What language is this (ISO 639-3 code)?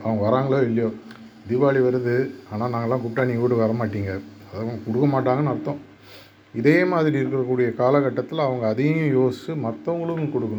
tam